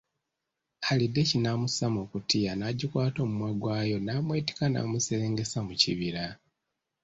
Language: Ganda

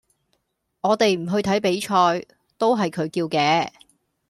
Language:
Cantonese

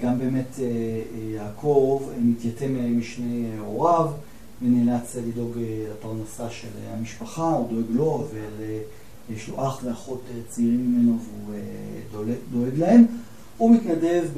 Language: Hebrew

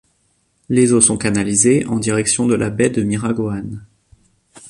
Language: French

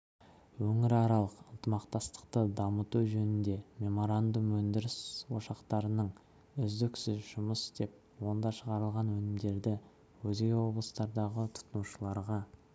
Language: Kazakh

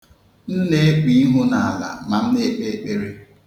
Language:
Igbo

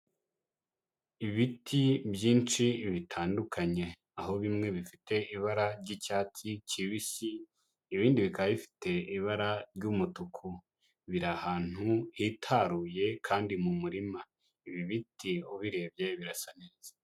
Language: Kinyarwanda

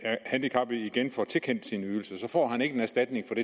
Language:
Danish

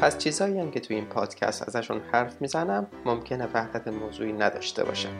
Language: Persian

